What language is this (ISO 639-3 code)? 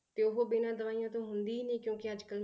pan